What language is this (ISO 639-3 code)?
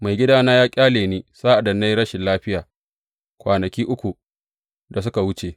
hau